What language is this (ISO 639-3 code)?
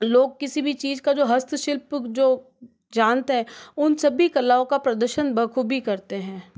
hin